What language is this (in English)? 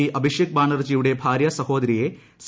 Malayalam